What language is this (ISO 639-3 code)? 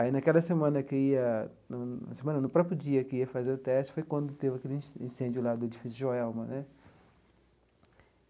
por